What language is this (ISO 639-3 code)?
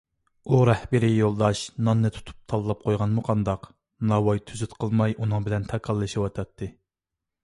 uig